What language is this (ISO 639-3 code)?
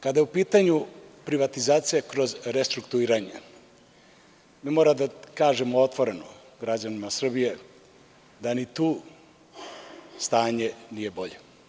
srp